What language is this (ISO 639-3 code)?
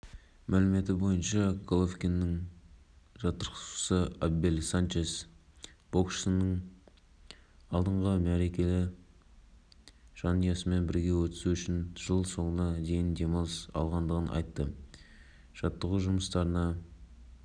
kaz